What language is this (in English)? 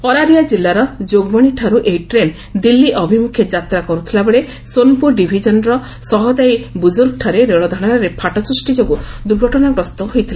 Odia